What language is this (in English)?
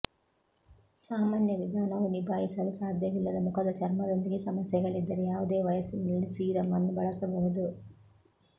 Kannada